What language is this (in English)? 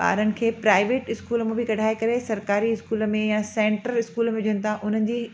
Sindhi